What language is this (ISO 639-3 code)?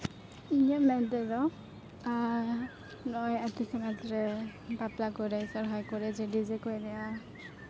sat